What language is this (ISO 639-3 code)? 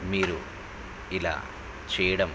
tel